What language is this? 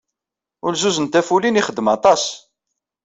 Kabyle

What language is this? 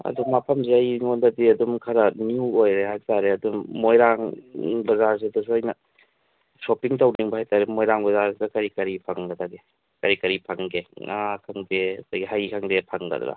Manipuri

